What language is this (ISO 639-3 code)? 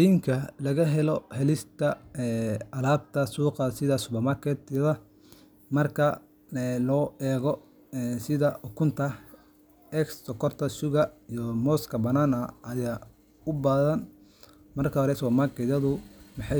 som